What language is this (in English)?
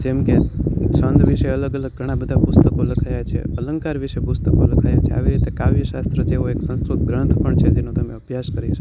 Gujarati